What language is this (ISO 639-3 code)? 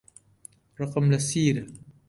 ckb